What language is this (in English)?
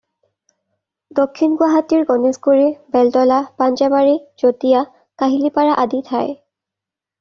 Assamese